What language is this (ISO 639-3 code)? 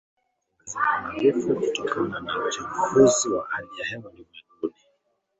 swa